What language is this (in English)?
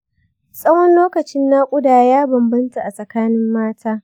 Hausa